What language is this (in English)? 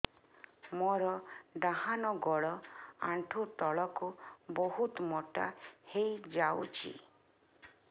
Odia